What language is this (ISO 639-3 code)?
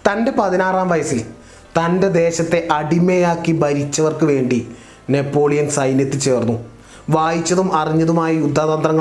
mal